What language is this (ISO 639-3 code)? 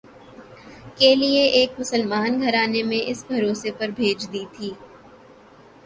urd